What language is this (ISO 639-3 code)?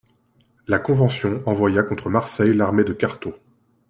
fra